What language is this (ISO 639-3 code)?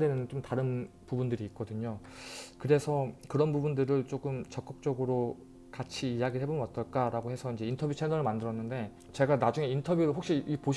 kor